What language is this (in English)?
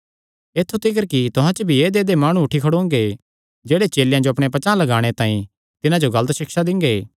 Kangri